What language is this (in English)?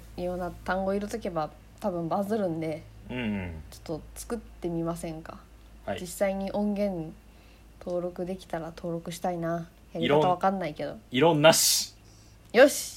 Japanese